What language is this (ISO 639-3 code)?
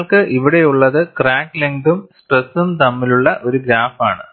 mal